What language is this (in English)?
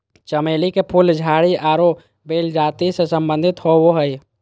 Magahi